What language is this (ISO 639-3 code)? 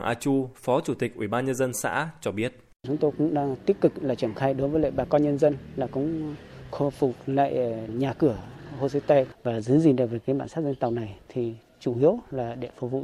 vie